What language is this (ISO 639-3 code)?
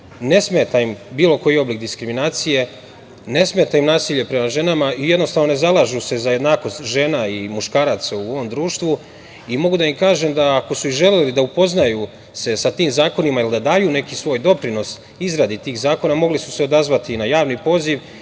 srp